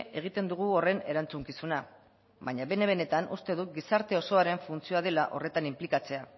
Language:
Basque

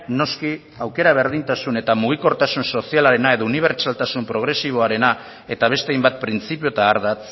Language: Basque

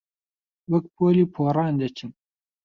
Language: Central Kurdish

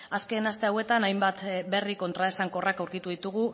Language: Basque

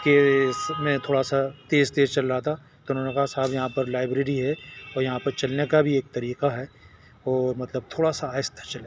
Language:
Urdu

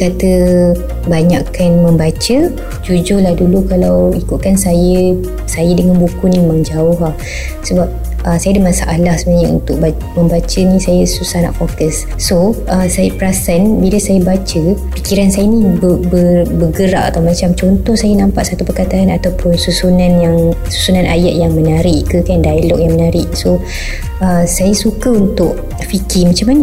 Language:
Malay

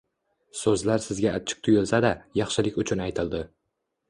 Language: Uzbek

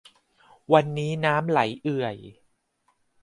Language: Thai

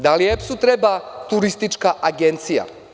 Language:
Serbian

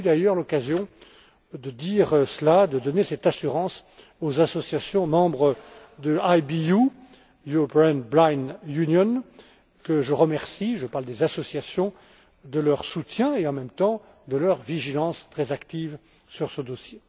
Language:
French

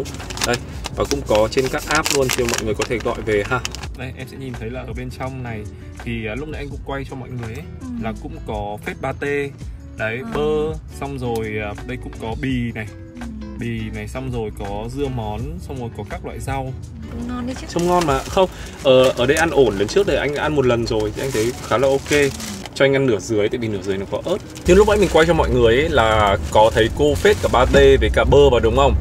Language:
Vietnamese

